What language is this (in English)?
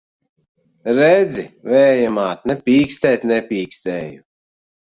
Latvian